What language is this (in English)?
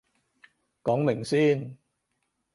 Cantonese